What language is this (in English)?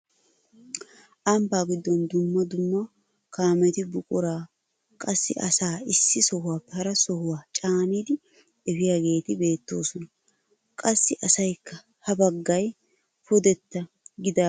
Wolaytta